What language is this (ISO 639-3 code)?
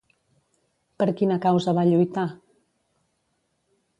cat